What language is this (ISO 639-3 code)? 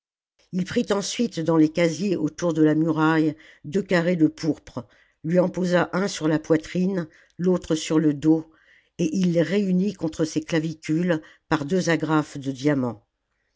fra